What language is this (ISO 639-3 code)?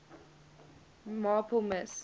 eng